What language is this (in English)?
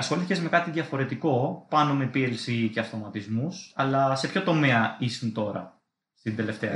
Greek